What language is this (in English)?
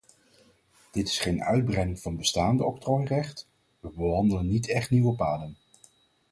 Dutch